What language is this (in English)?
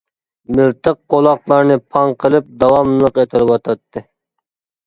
Uyghur